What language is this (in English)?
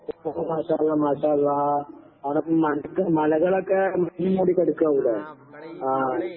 Malayalam